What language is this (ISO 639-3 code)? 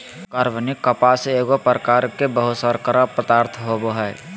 mag